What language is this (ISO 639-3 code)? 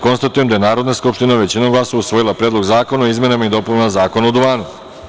srp